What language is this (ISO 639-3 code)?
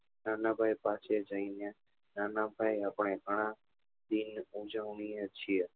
guj